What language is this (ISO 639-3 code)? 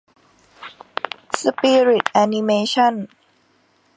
tha